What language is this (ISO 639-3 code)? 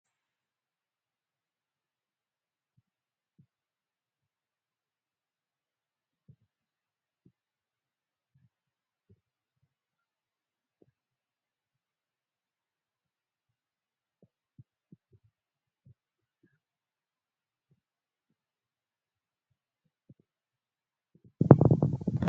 orm